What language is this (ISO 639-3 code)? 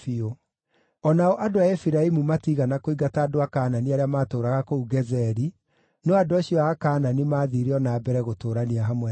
kik